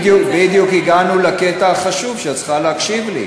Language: Hebrew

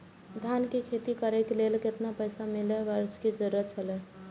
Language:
Maithili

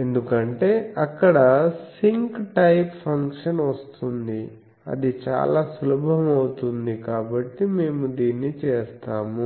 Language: Telugu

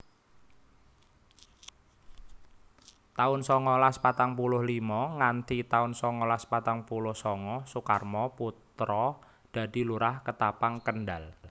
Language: Javanese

